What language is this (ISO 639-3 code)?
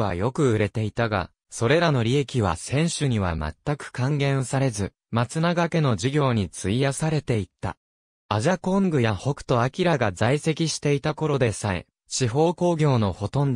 jpn